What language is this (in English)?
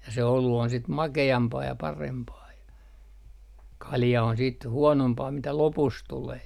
Finnish